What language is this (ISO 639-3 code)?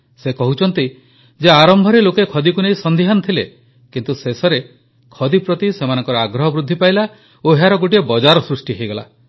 ori